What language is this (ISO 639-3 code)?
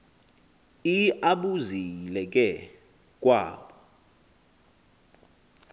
xho